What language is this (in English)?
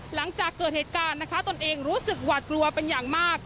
Thai